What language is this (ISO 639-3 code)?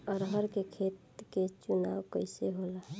bho